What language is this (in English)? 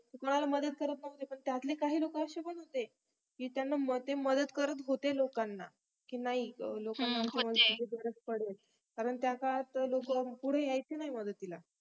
Marathi